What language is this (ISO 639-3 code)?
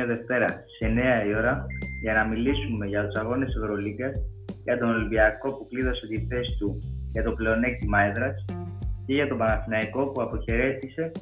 ell